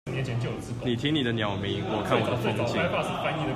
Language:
Chinese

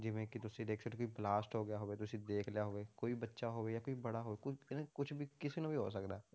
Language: Punjabi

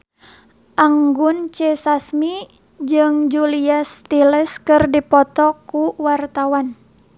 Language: Sundanese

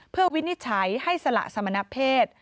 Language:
Thai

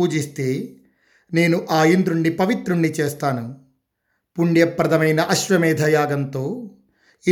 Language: Telugu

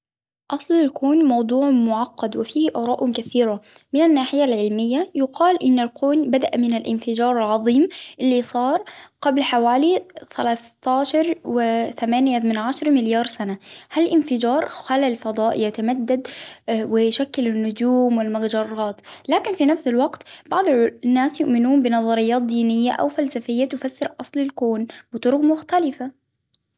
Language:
Hijazi Arabic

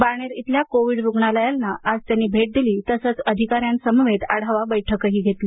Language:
Marathi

